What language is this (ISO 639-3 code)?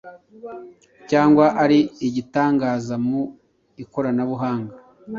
kin